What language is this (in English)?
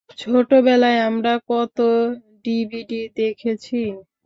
Bangla